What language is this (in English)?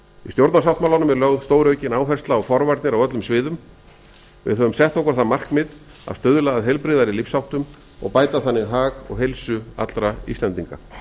Icelandic